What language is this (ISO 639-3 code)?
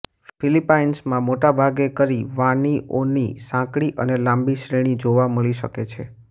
guj